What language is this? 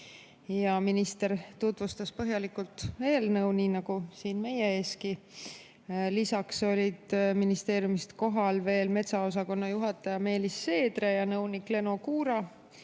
Estonian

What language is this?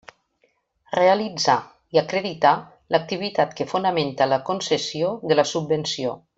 Catalan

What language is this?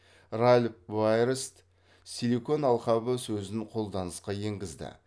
Kazakh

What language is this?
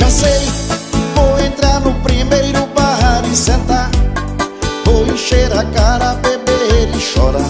Portuguese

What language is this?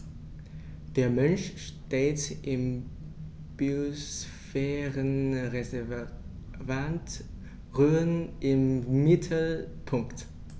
German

